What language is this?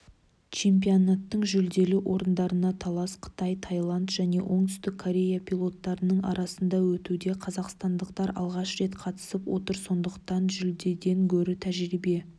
Kazakh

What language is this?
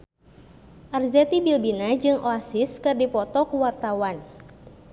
Sundanese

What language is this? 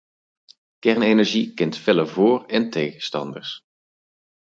Dutch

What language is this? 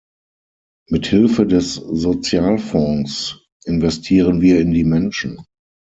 German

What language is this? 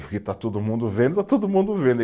Portuguese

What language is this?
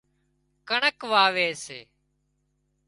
Wadiyara Koli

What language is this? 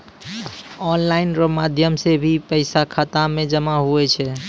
Maithili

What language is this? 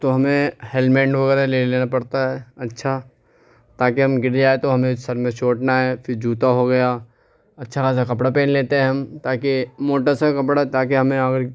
Urdu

